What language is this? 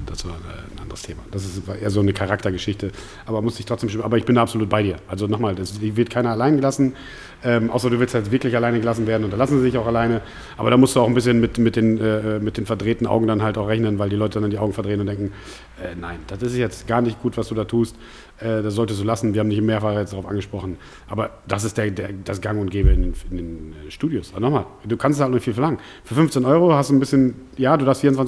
German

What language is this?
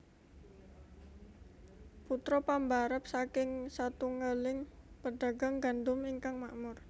Javanese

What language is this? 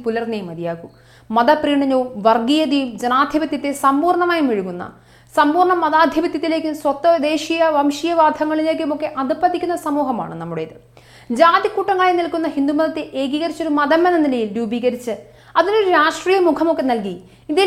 Malayalam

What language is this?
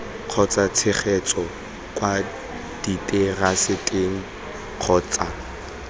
Tswana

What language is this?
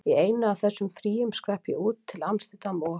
Icelandic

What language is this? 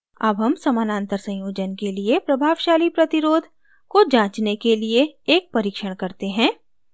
Hindi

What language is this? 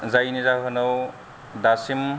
Bodo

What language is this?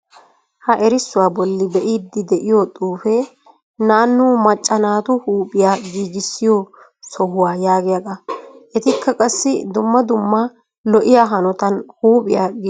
Wolaytta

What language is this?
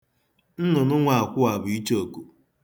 Igbo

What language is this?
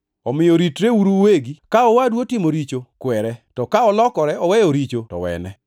Luo (Kenya and Tanzania)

